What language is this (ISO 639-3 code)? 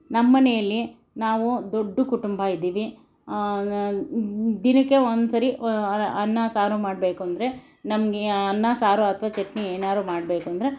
kan